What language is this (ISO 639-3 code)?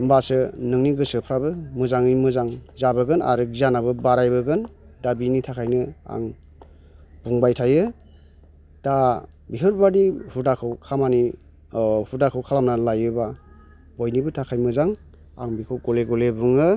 brx